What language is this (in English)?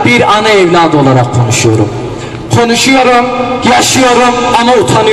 Turkish